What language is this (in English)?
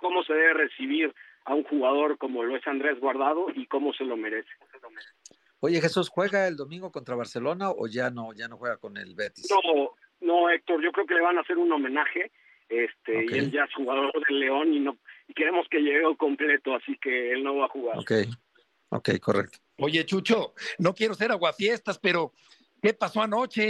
Spanish